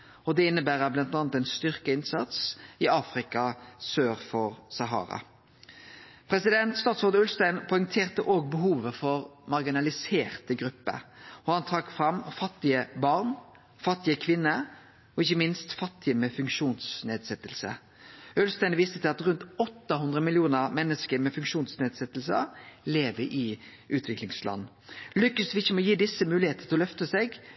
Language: Norwegian Nynorsk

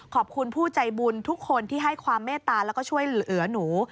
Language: Thai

